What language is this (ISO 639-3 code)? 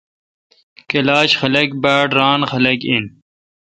xka